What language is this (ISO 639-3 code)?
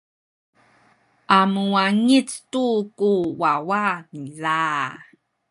szy